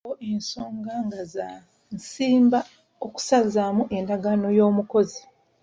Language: Ganda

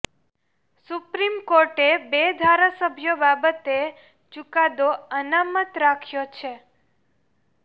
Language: Gujarati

